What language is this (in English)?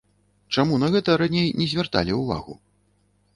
Belarusian